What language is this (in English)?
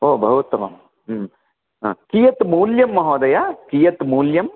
Sanskrit